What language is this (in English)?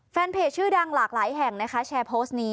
Thai